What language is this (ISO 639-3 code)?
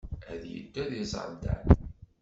kab